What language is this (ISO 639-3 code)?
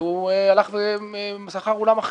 heb